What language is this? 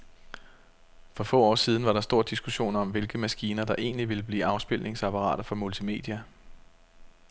Danish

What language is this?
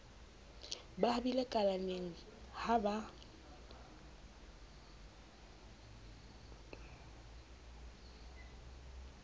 Southern Sotho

